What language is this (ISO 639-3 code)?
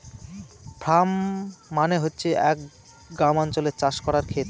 ben